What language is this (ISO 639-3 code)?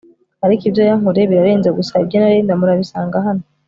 kin